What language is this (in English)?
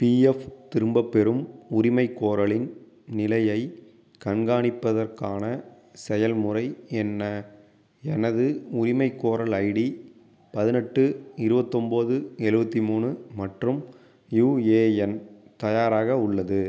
Tamil